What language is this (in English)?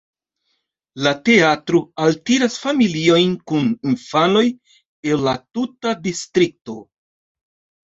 Esperanto